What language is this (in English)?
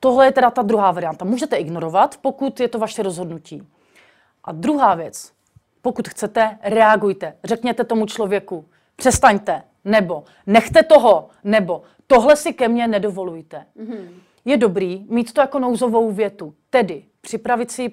Czech